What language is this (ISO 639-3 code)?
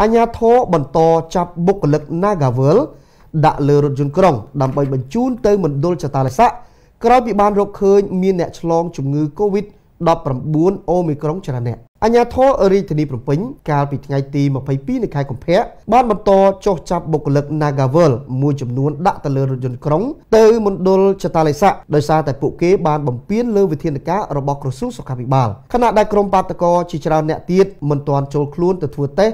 tha